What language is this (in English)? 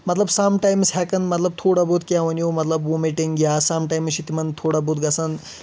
Kashmiri